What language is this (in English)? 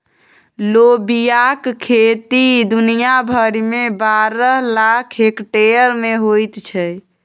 Maithili